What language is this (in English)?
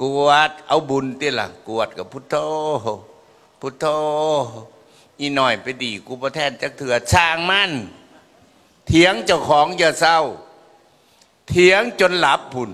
Thai